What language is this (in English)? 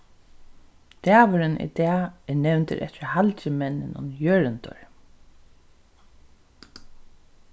Faroese